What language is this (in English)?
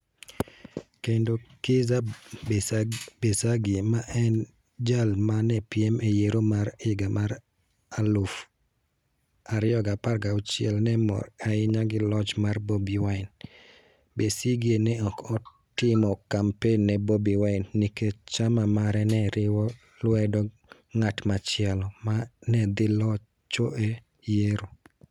Luo (Kenya and Tanzania)